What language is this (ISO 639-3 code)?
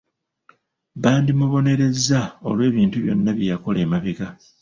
lug